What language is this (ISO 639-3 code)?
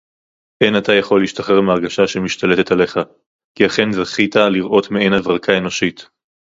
heb